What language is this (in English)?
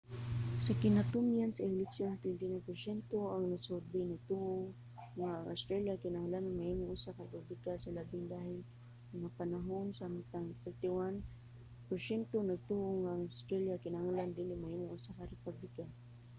Cebuano